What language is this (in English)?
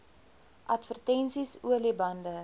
Afrikaans